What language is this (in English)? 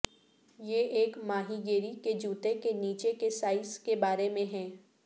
Urdu